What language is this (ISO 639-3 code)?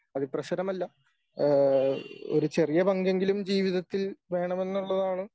mal